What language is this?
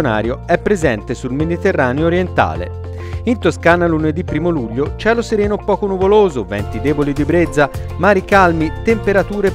Italian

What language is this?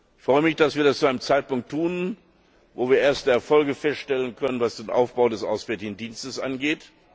German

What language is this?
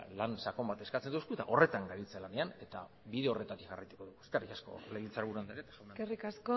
Basque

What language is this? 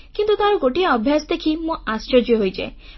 Odia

